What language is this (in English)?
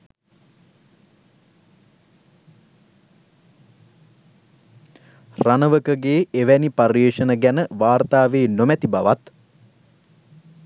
Sinhala